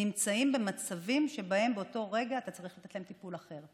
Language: Hebrew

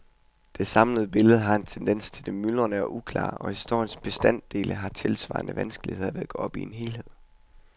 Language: Danish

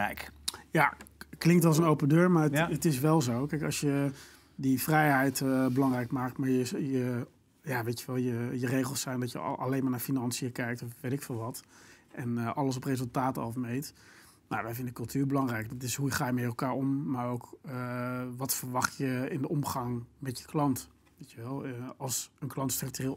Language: Dutch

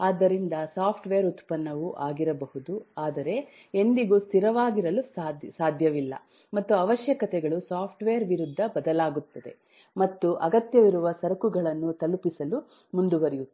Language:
Kannada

